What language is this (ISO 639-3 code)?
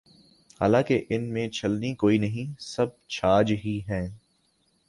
urd